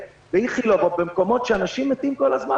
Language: Hebrew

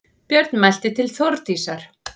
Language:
Icelandic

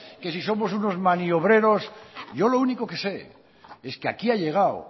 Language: Spanish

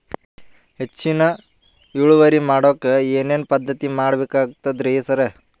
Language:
Kannada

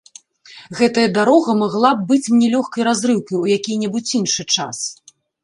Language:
Belarusian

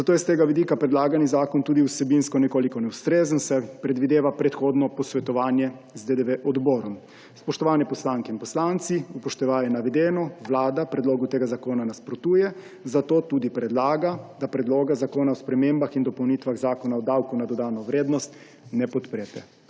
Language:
Slovenian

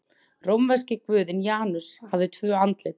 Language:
Icelandic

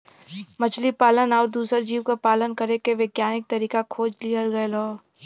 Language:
Bhojpuri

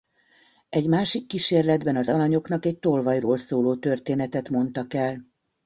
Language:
Hungarian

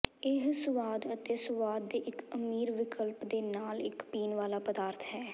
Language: Punjabi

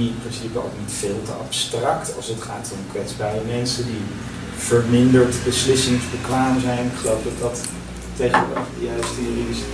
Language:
Dutch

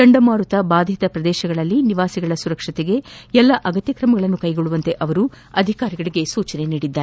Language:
Kannada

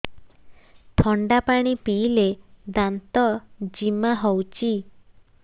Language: Odia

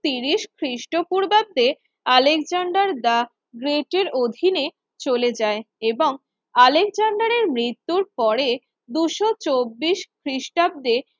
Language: Bangla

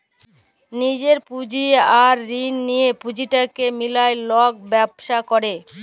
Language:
Bangla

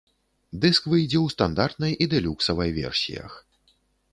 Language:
Belarusian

